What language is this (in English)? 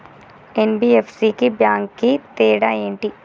Telugu